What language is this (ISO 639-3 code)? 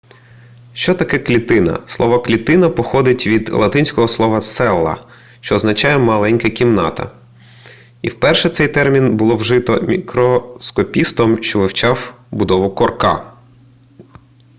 ukr